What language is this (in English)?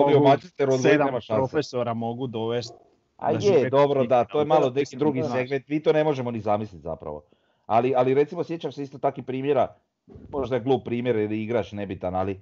Croatian